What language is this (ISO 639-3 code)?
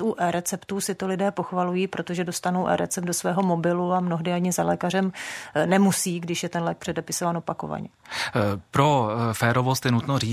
ces